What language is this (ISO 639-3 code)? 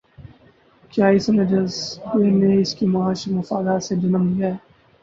urd